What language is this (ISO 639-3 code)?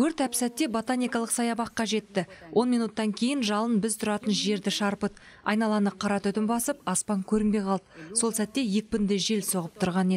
ron